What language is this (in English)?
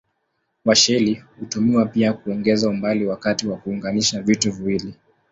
Swahili